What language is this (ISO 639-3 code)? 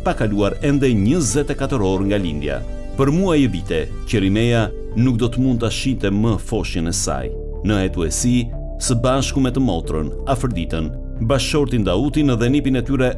ron